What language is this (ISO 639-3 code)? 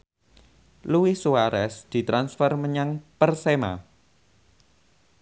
jav